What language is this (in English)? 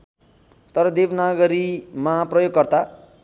Nepali